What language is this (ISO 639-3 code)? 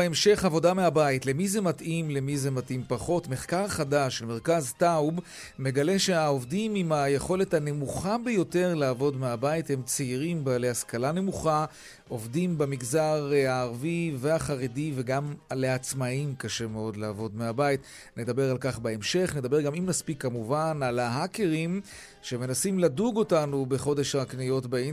heb